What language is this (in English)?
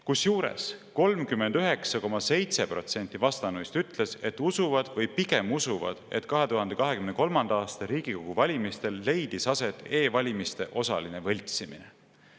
Estonian